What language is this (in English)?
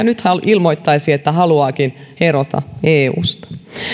Finnish